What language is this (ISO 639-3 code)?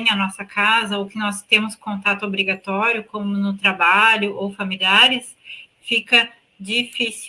por